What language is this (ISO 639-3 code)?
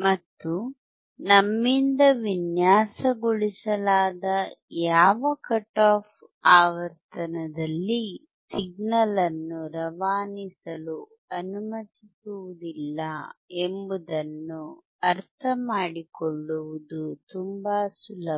kan